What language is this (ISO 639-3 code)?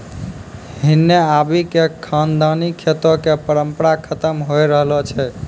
mai